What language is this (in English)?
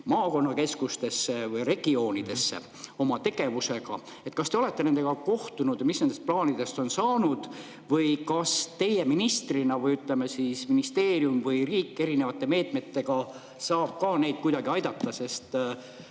Estonian